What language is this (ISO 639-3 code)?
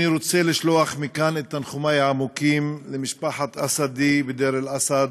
heb